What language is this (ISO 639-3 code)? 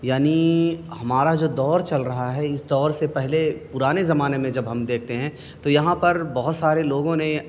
urd